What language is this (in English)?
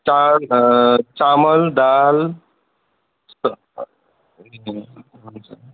Nepali